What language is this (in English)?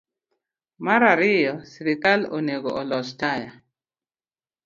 Luo (Kenya and Tanzania)